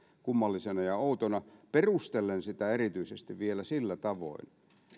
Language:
Finnish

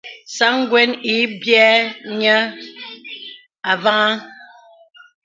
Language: Bebele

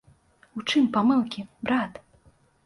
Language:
Belarusian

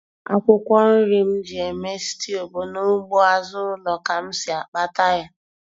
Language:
Igbo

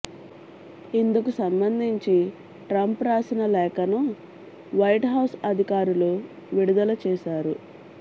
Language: Telugu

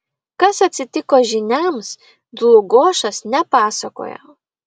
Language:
Lithuanian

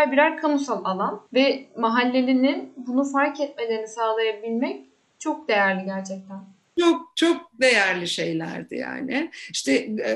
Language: Turkish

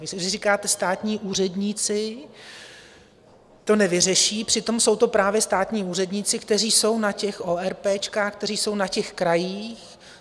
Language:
Czech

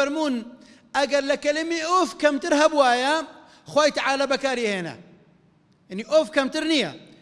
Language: Arabic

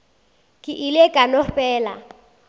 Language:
Northern Sotho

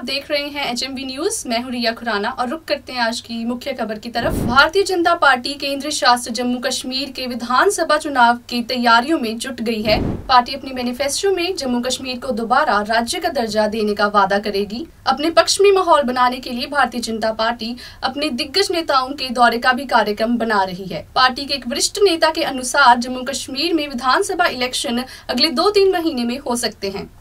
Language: Hindi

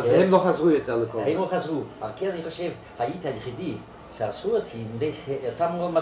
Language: Hebrew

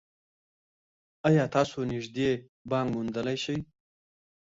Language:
Pashto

